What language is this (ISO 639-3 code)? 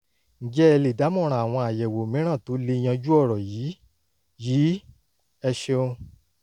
yor